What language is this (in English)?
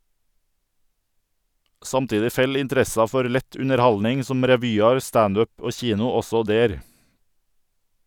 Norwegian